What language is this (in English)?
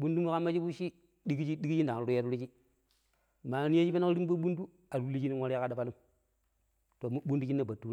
Pero